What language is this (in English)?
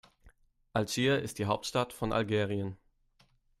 German